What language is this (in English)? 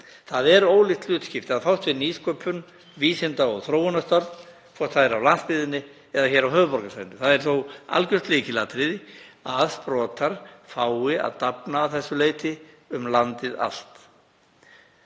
Icelandic